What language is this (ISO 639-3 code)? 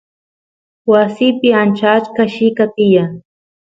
qus